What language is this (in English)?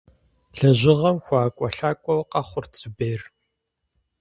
Kabardian